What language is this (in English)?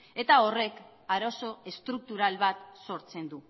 Basque